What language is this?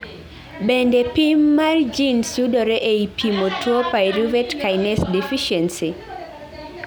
Luo (Kenya and Tanzania)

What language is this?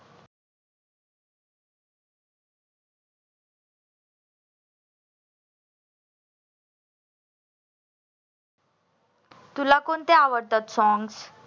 Marathi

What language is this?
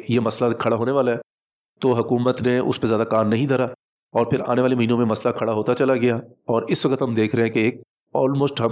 Urdu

